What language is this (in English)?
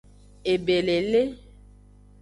Aja (Benin)